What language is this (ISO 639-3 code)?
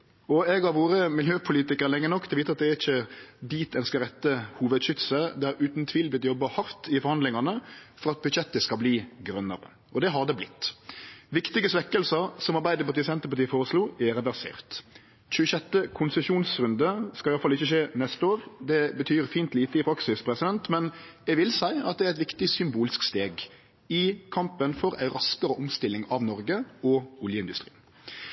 nno